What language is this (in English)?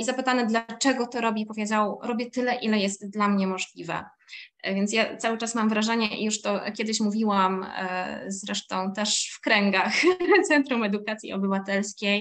Polish